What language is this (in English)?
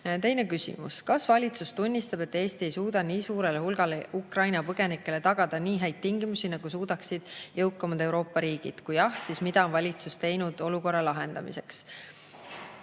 Estonian